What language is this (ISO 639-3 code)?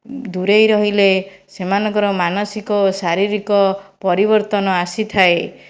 ori